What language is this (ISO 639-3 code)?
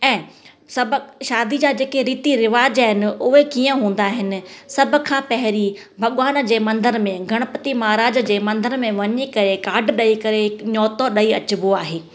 snd